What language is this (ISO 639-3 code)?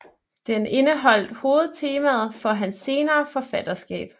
dan